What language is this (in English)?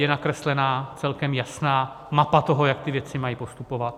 Czech